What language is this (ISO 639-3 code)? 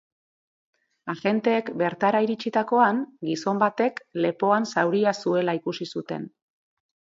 eus